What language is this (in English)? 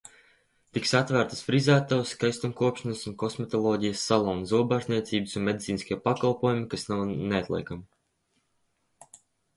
Latvian